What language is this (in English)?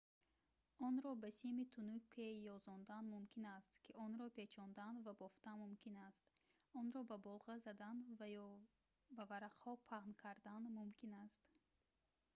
Tajik